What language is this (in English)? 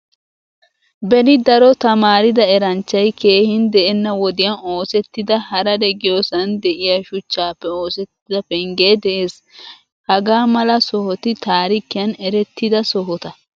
Wolaytta